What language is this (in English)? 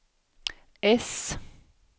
Swedish